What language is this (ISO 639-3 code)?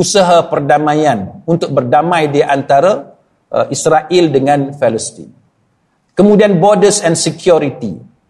msa